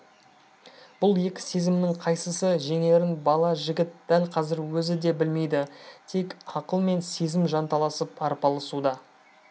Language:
Kazakh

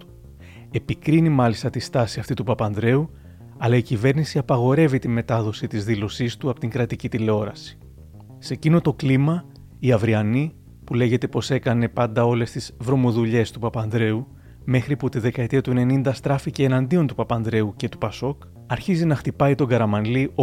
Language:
Greek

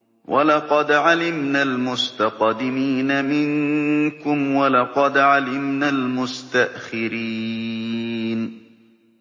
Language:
Arabic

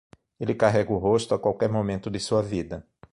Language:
Portuguese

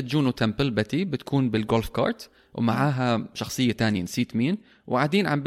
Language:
Arabic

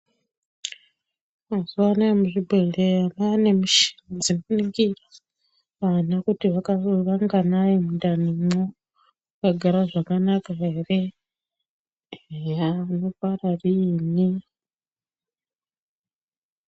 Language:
Ndau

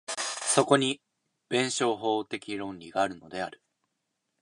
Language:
Japanese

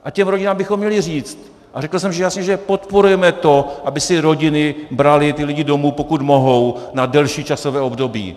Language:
Czech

